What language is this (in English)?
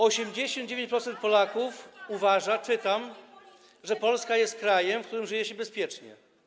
Polish